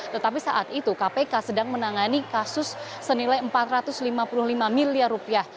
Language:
Indonesian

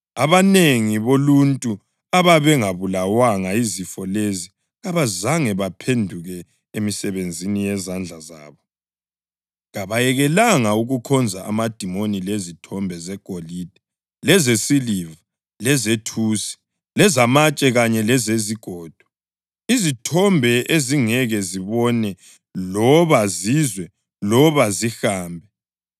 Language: North Ndebele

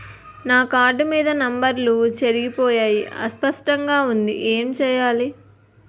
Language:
Telugu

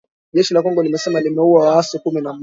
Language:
Swahili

